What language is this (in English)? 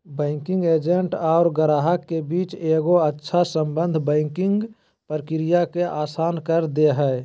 Magahi